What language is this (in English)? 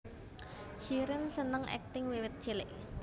Javanese